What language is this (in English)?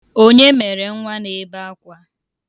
Igbo